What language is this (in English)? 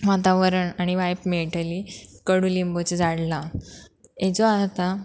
Konkani